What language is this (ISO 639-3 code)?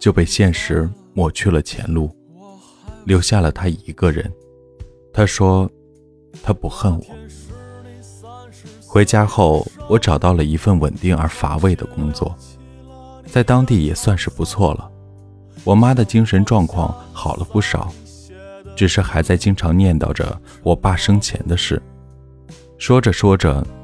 zho